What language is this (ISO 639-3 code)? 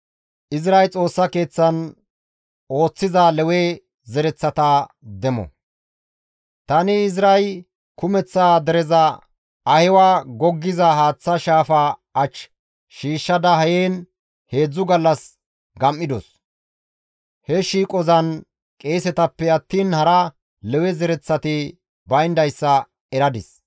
gmv